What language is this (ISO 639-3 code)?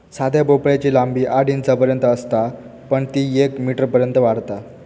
mar